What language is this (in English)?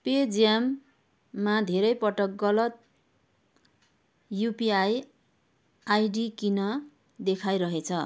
Nepali